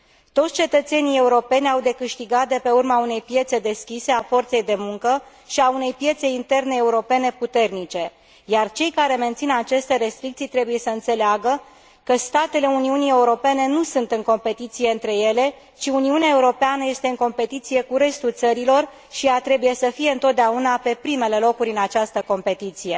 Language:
Romanian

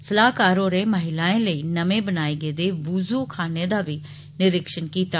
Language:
Dogri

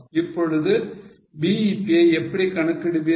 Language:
Tamil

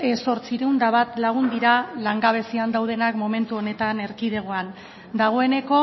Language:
Basque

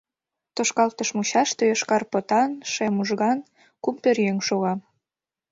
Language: Mari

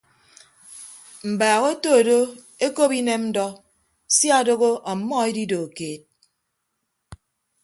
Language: Ibibio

